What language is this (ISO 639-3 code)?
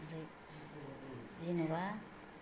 brx